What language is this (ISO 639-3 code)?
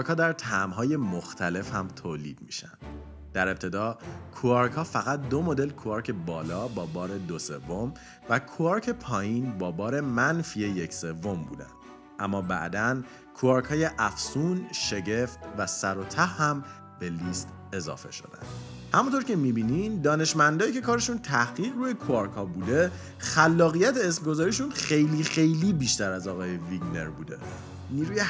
fas